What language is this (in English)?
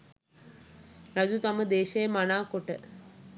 Sinhala